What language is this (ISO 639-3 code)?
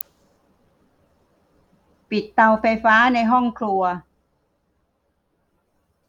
tha